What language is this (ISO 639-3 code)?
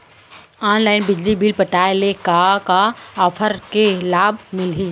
hne